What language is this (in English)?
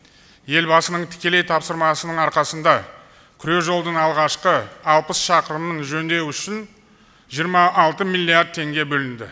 Kazakh